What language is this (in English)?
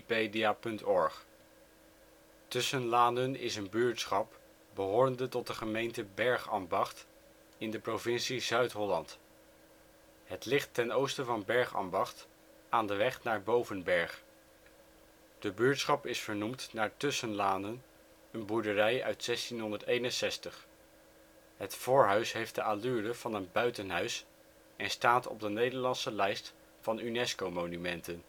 Dutch